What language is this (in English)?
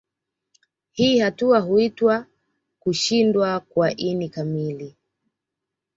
Swahili